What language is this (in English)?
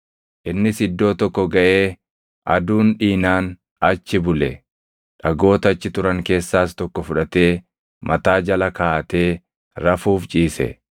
Oromo